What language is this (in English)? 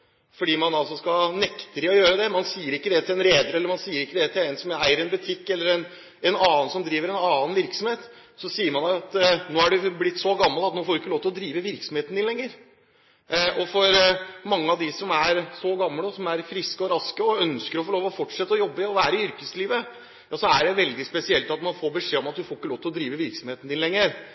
Norwegian Bokmål